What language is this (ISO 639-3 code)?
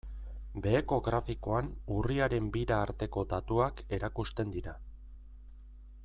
eus